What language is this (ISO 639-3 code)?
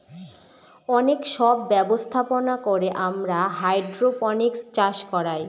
ben